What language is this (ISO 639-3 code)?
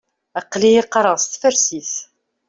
kab